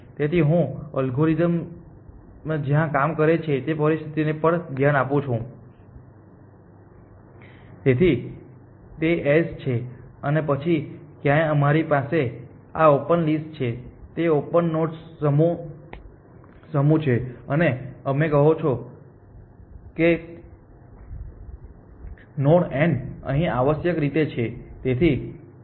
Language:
Gujarati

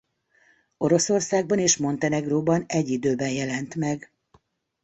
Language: Hungarian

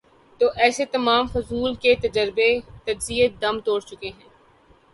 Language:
Urdu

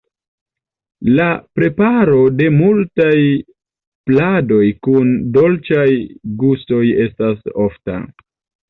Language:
Esperanto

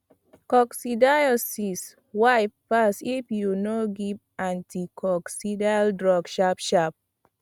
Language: Nigerian Pidgin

